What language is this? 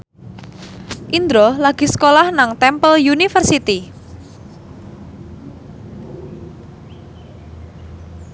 Javanese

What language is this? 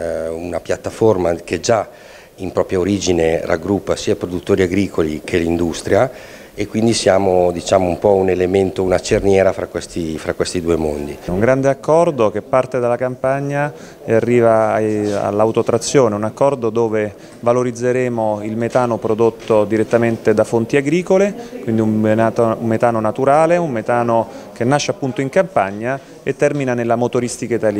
Italian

